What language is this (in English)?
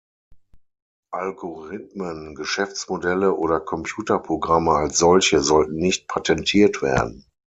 German